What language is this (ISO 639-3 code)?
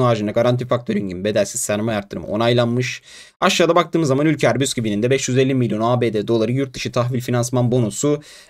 tur